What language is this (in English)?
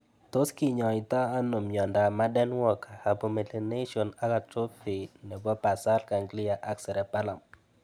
Kalenjin